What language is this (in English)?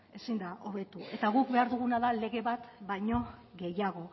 Basque